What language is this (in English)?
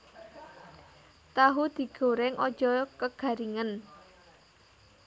Javanese